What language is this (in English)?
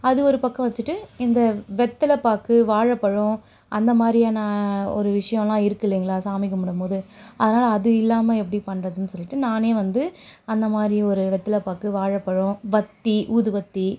Tamil